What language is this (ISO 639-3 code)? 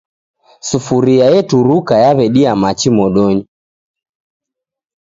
dav